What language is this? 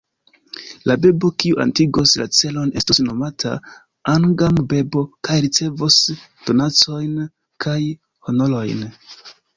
Esperanto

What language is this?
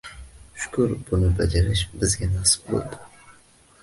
Uzbek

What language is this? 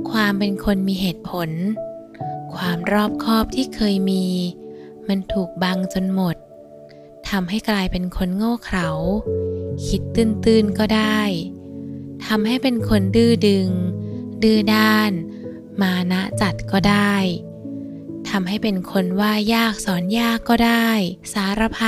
Thai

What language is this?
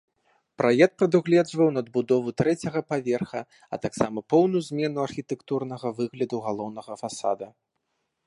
Belarusian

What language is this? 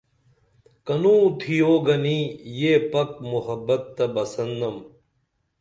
Dameli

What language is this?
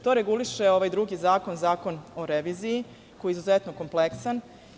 Serbian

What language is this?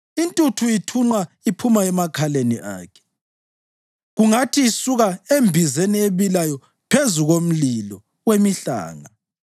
North Ndebele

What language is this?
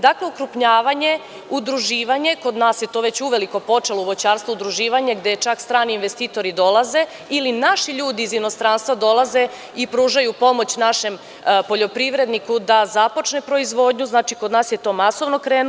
Serbian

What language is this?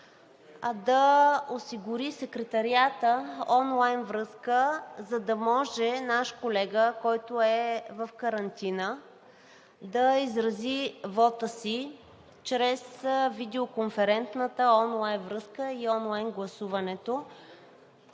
Bulgarian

